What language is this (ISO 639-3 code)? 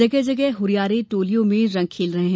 hin